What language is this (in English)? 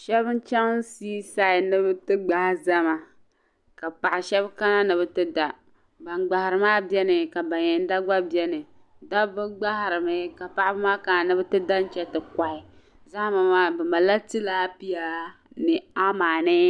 Dagbani